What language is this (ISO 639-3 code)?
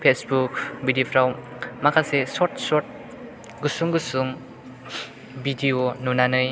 brx